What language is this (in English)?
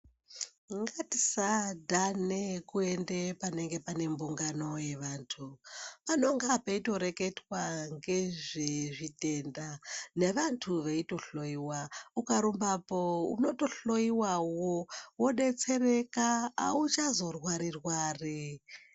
Ndau